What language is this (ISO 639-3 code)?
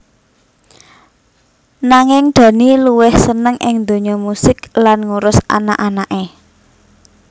jav